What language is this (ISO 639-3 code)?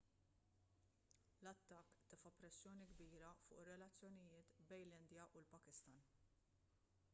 mlt